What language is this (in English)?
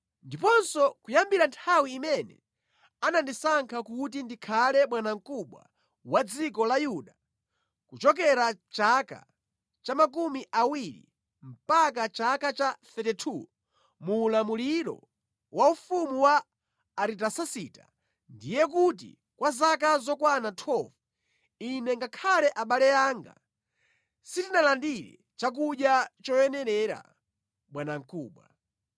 Nyanja